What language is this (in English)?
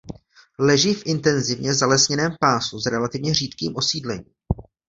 Czech